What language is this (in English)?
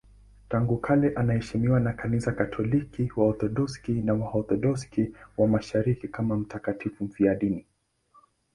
Swahili